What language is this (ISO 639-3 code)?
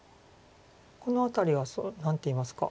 jpn